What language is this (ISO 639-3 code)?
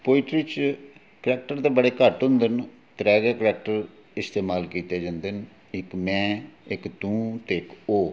doi